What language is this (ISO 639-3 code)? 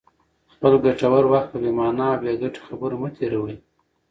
pus